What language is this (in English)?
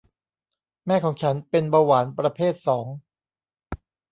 Thai